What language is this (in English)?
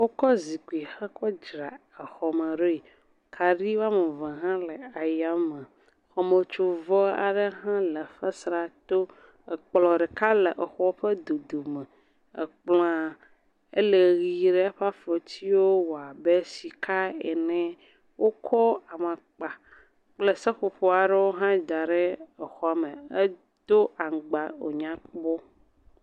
Ewe